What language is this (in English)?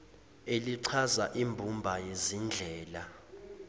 Zulu